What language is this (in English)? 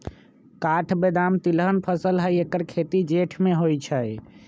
Magahi